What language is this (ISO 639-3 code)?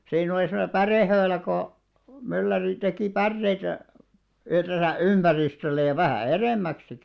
fin